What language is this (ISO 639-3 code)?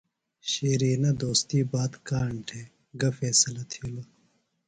phl